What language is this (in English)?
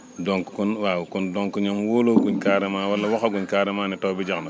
Wolof